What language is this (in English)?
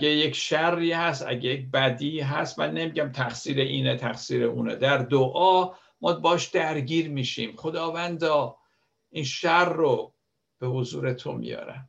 Persian